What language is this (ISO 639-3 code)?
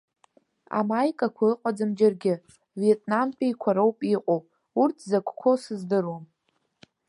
abk